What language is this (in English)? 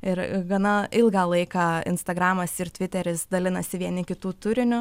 Lithuanian